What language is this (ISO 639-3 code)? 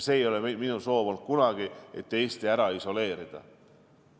est